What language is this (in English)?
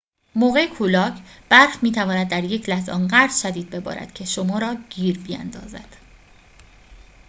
Persian